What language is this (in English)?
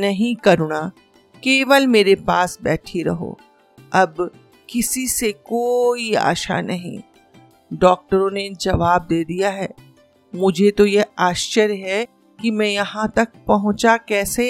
Hindi